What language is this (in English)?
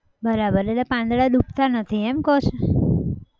Gujarati